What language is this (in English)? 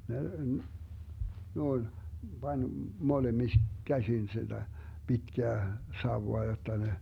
Finnish